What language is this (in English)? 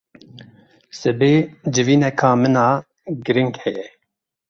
Kurdish